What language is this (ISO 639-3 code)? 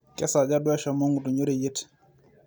mas